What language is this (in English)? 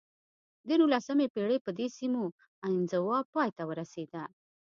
Pashto